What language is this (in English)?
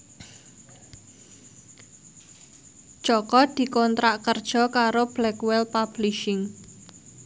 Javanese